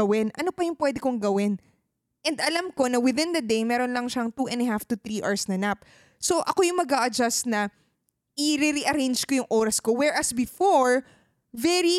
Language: Filipino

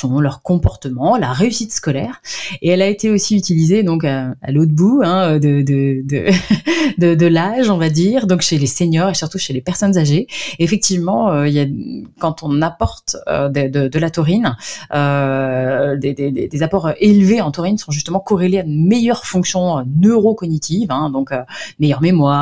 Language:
French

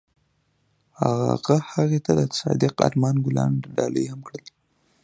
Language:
Pashto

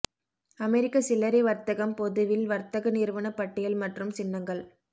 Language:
Tamil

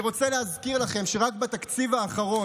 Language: Hebrew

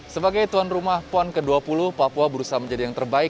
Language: Indonesian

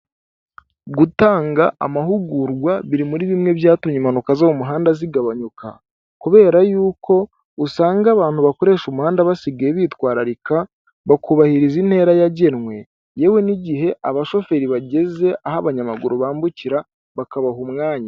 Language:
Kinyarwanda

